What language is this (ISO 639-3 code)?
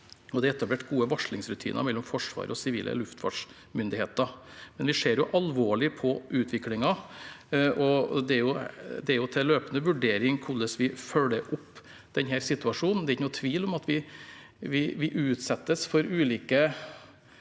nor